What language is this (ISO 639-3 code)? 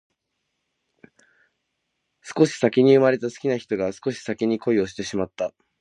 jpn